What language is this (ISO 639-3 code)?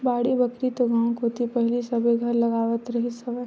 hne